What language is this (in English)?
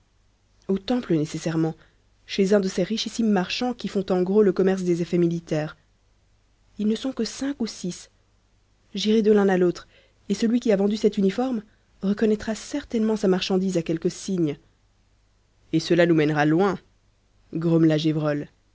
French